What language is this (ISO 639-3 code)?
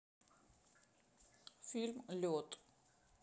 rus